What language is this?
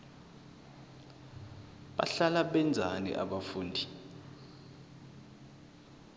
South Ndebele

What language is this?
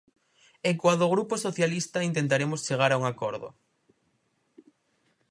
Galician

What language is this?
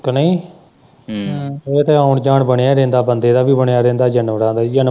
Punjabi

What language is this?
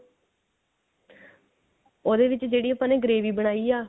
Punjabi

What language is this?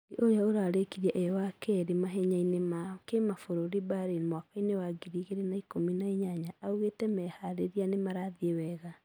Kikuyu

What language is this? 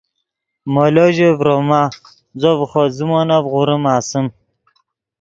Yidgha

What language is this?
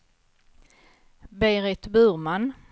Swedish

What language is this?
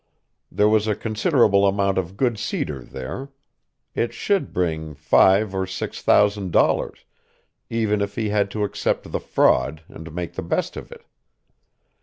English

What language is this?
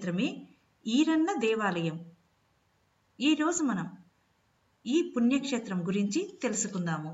Telugu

